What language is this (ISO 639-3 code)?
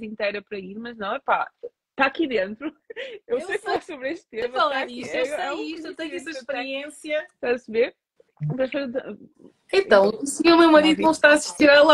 por